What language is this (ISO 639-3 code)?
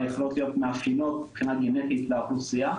heb